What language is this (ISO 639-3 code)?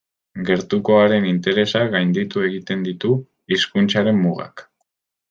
eus